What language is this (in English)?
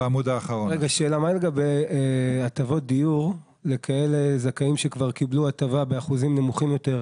Hebrew